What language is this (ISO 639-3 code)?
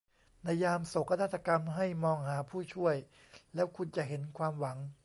tha